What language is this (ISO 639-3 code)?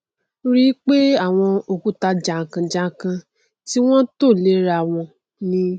yor